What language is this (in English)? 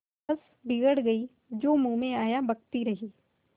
Hindi